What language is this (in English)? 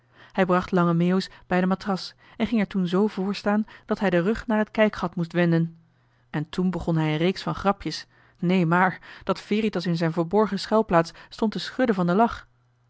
Dutch